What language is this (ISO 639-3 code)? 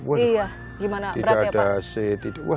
ind